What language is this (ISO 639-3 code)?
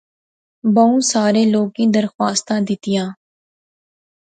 phr